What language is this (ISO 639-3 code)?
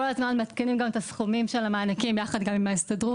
heb